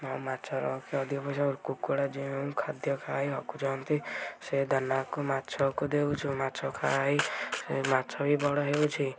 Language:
Odia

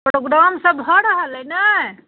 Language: Maithili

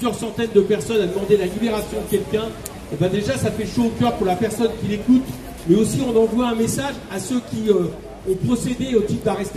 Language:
French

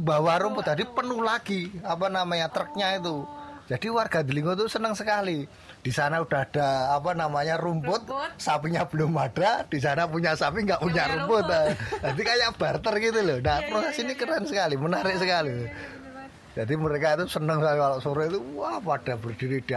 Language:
Indonesian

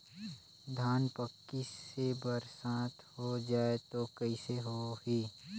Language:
Chhattisgarhi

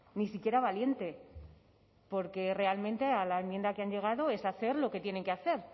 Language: Spanish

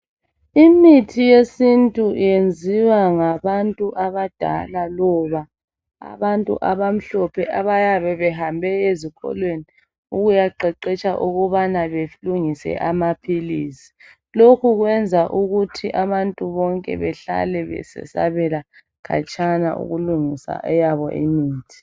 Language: North Ndebele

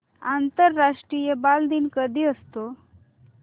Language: Marathi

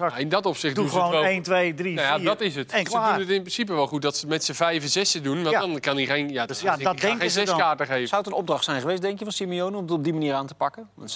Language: Dutch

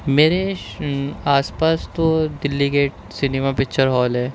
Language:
Urdu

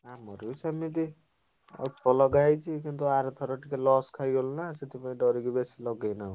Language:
Odia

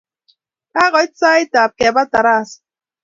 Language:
Kalenjin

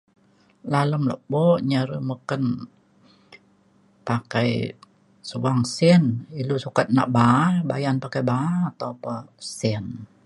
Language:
Mainstream Kenyah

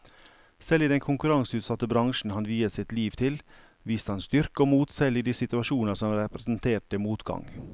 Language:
Norwegian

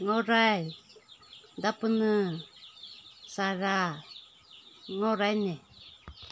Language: Manipuri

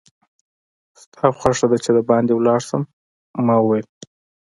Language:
Pashto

